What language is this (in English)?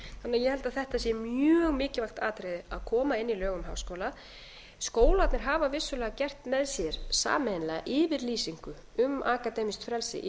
Icelandic